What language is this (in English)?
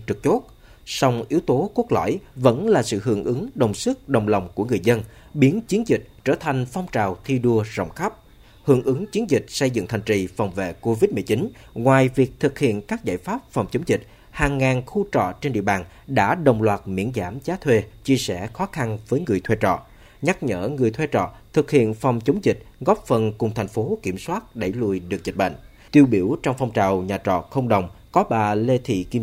Vietnamese